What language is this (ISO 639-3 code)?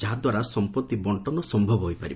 ori